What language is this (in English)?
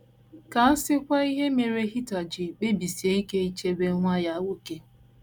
Igbo